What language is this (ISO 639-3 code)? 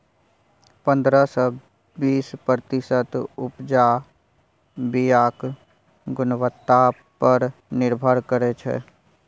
mai